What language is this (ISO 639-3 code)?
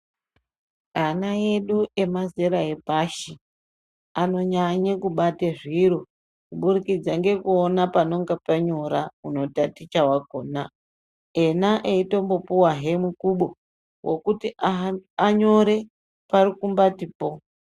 ndc